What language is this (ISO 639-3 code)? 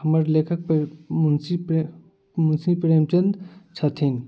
mai